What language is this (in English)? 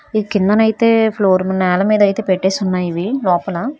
Telugu